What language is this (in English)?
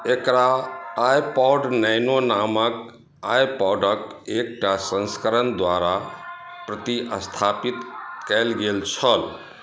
Maithili